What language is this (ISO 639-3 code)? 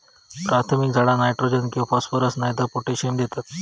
mar